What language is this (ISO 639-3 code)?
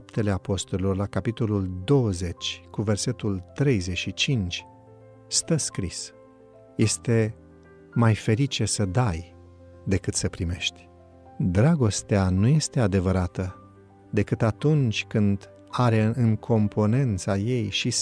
ron